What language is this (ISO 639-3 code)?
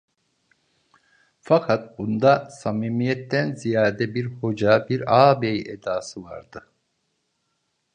tur